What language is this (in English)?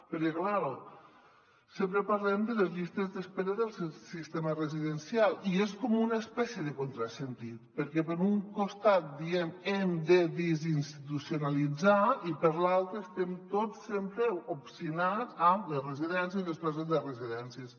Catalan